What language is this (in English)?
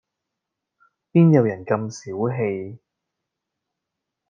Cantonese